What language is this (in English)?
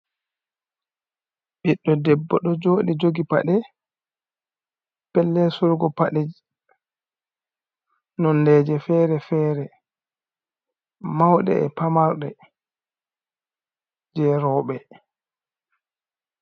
Fula